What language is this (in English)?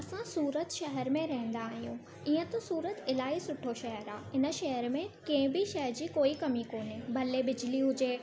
Sindhi